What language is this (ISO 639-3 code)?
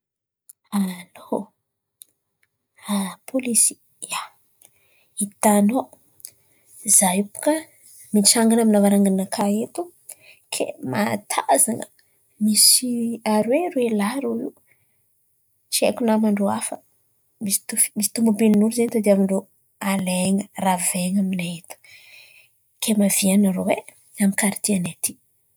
xmv